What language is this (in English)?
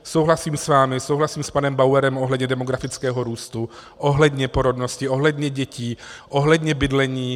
Czech